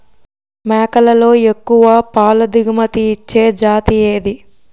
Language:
Telugu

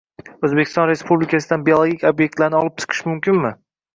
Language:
Uzbek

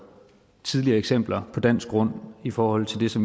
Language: Danish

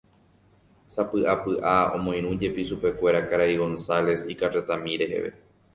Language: Guarani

